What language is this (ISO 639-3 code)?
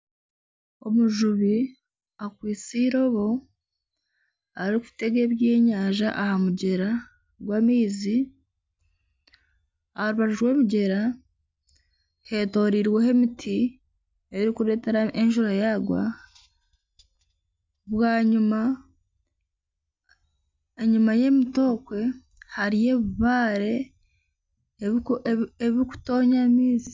nyn